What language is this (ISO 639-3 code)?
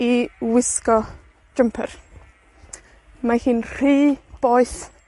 cym